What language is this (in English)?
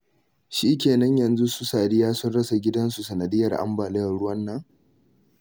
Hausa